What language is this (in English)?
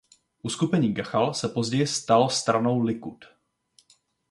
Czech